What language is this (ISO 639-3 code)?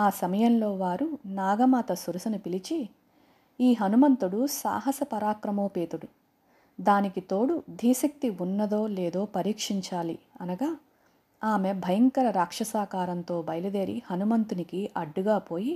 tel